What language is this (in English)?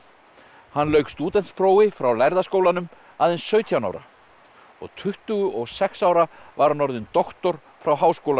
Icelandic